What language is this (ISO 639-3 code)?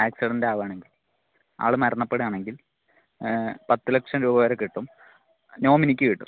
mal